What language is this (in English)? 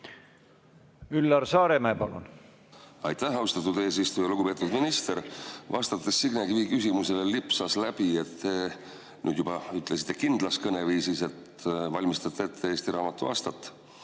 Estonian